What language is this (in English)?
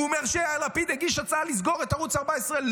Hebrew